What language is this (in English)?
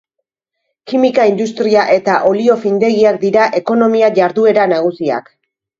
Basque